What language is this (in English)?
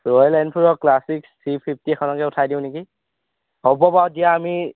Assamese